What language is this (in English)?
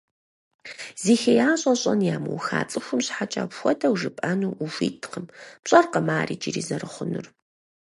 Kabardian